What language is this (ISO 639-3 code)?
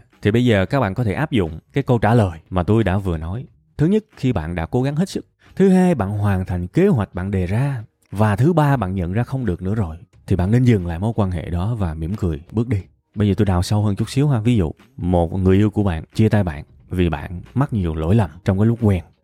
vie